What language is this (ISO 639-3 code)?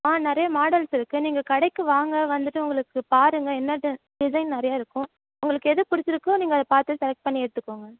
tam